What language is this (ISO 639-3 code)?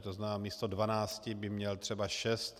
ces